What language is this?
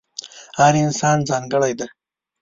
Pashto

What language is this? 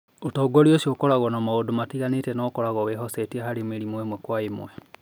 Kikuyu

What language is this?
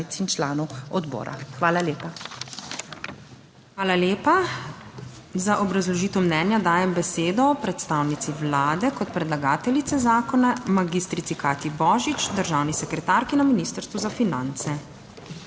Slovenian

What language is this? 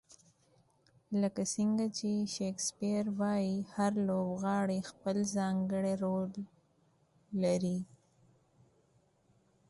Pashto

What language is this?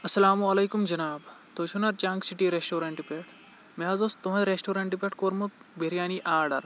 Kashmiri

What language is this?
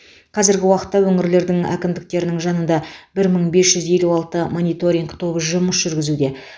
Kazakh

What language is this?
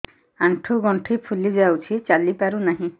Odia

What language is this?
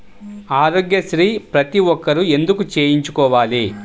Telugu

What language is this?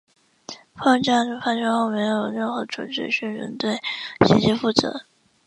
Chinese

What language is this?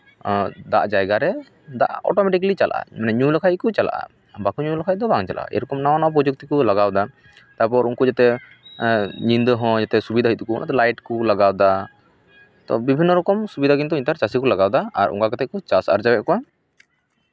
Santali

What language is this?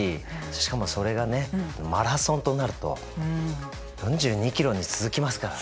Japanese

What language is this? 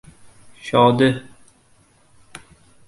Uzbek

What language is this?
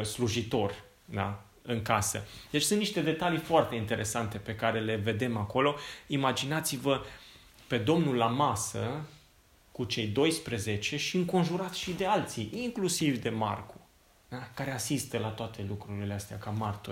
Romanian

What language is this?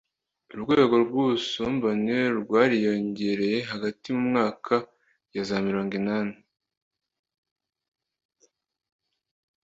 Kinyarwanda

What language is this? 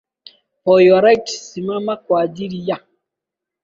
Swahili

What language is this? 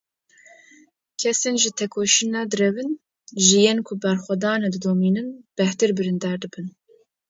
Kurdish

